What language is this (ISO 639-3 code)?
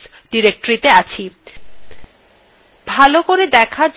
ben